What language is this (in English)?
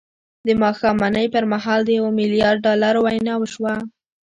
Pashto